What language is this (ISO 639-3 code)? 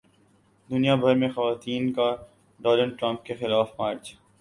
urd